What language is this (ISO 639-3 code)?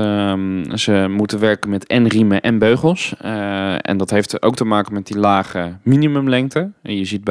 nld